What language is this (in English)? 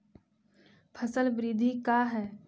Magahi